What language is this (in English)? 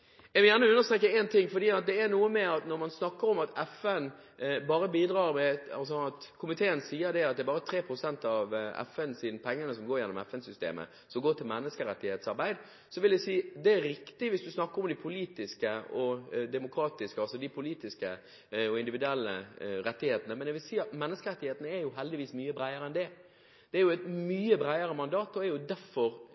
Norwegian Bokmål